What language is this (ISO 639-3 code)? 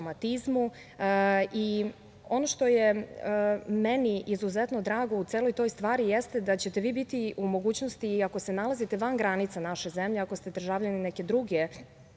srp